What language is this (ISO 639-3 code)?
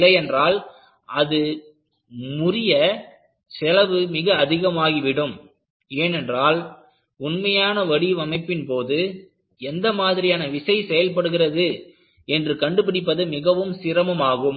tam